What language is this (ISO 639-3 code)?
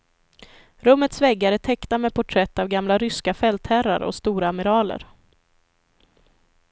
swe